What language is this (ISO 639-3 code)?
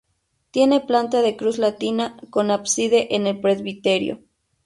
spa